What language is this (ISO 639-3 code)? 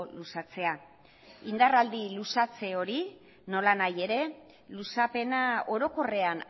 eus